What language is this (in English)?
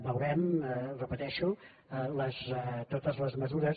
Catalan